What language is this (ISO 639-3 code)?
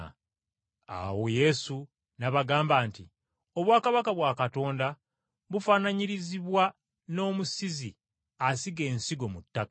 lug